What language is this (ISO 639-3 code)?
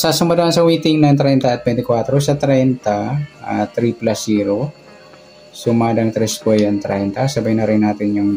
fil